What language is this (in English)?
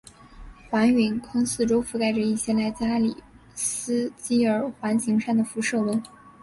Chinese